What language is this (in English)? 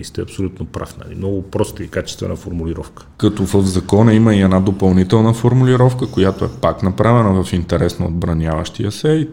Bulgarian